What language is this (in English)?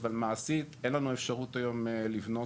Hebrew